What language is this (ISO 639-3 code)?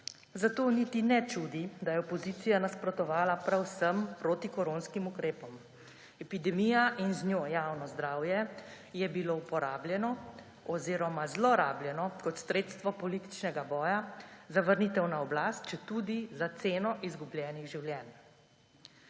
slv